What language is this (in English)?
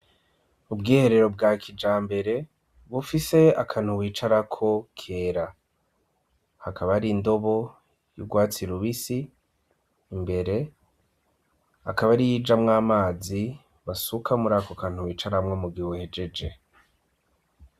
Rundi